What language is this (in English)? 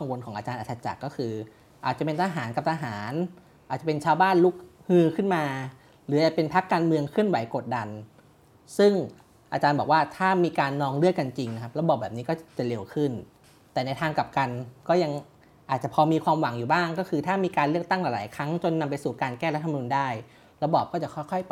Thai